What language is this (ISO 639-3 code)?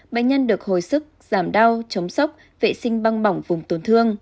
vie